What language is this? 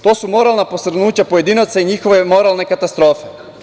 Serbian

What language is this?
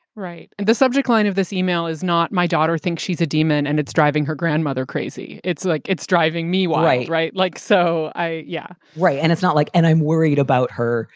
English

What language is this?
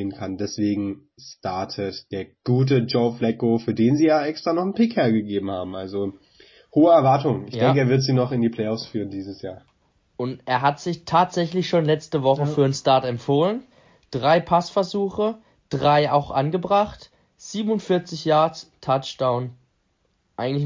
German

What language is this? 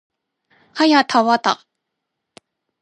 Japanese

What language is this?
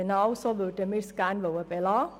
Swiss German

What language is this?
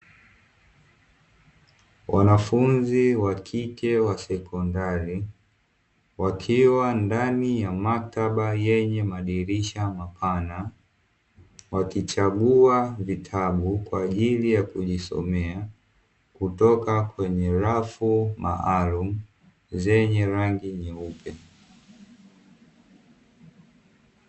Swahili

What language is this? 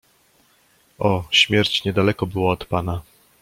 Polish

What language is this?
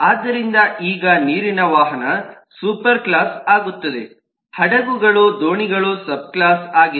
Kannada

